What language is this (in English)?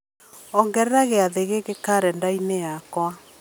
Kikuyu